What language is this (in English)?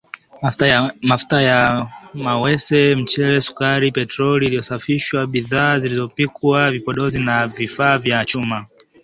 Swahili